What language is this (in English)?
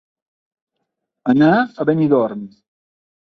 Catalan